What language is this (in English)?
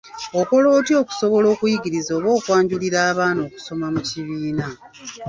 Ganda